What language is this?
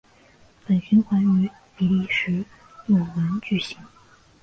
Chinese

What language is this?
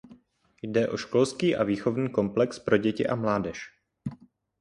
Czech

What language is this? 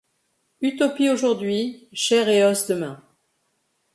French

